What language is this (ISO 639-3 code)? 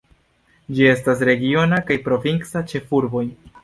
epo